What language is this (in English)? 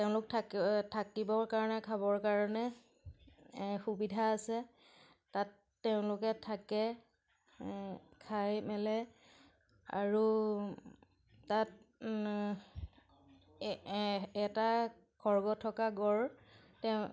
Assamese